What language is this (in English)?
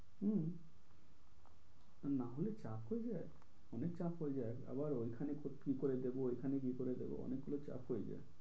Bangla